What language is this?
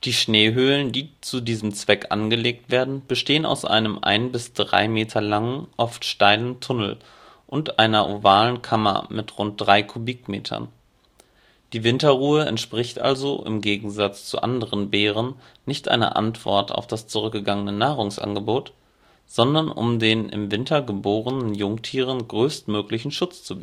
German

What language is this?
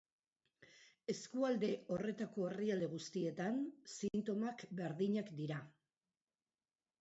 Basque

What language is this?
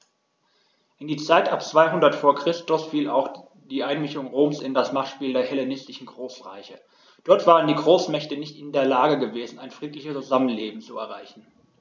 German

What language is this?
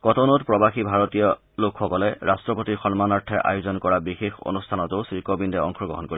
Assamese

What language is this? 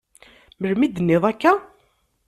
Kabyle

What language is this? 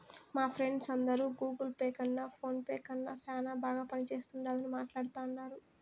Telugu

